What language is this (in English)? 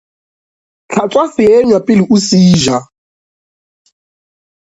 Northern Sotho